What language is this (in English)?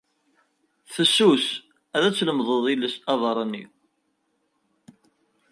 Kabyle